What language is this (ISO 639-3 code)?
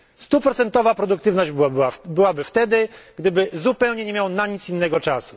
pol